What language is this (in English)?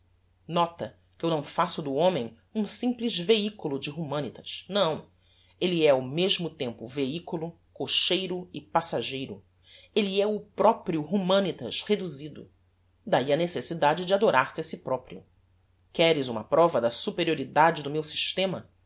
Portuguese